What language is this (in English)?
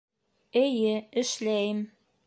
Bashkir